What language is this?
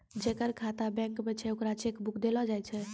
Maithili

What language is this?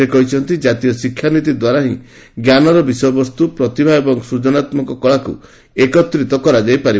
Odia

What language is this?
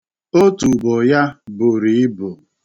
Igbo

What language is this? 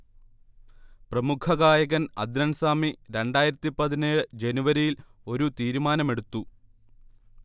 Malayalam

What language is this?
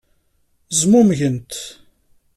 Kabyle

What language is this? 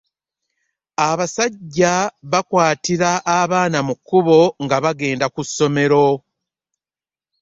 Ganda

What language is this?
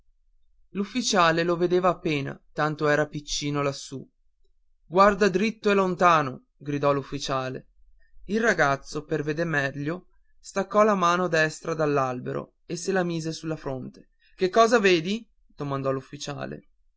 Italian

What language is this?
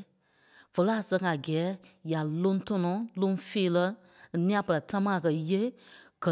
Kpelle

